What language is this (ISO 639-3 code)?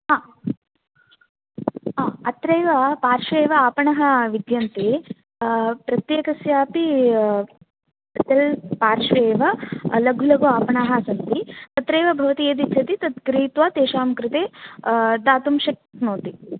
san